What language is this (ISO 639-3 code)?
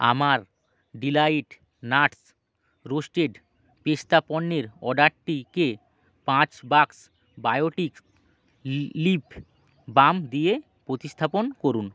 ben